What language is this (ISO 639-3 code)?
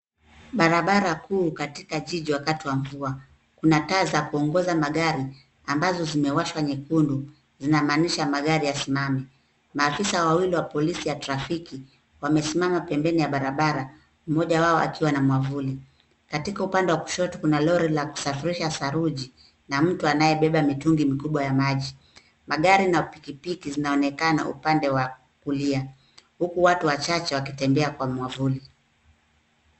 swa